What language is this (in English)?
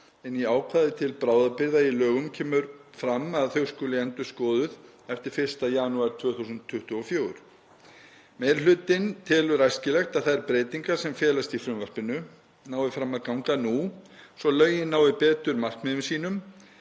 Icelandic